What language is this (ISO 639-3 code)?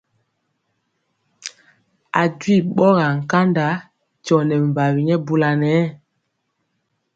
mcx